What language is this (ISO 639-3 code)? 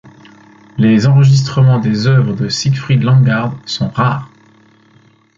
fra